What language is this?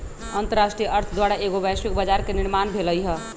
Magahi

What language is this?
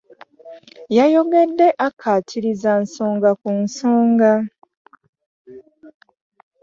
Ganda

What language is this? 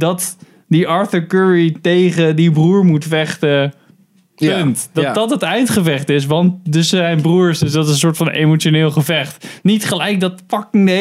Dutch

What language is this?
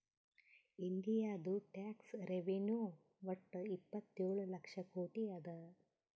Kannada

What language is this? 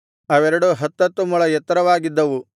Kannada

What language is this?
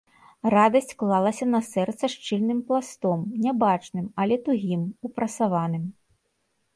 Belarusian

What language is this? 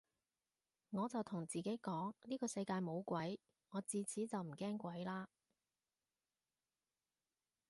Cantonese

